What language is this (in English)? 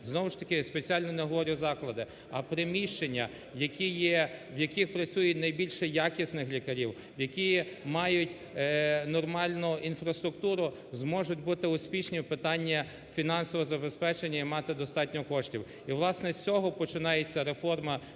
Ukrainian